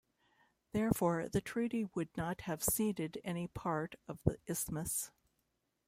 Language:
English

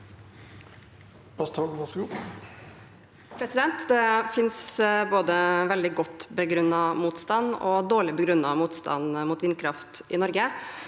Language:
Norwegian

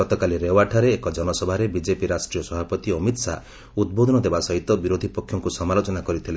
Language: Odia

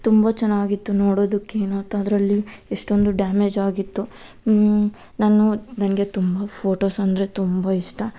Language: Kannada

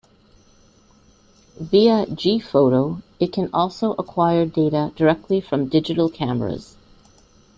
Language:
English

